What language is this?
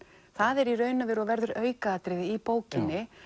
Icelandic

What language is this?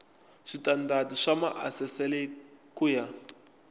Tsonga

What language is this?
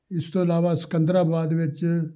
Punjabi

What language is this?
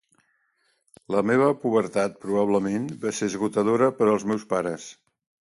Catalan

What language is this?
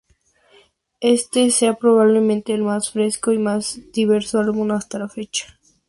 Spanish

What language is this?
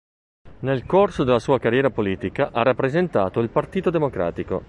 Italian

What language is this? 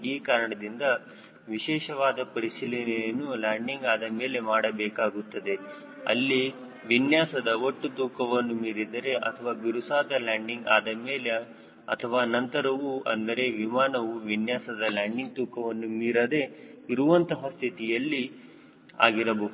Kannada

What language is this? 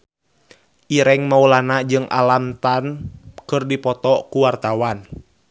Sundanese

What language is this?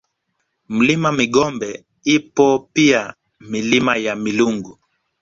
Swahili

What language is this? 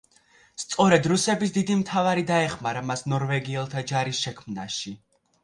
Georgian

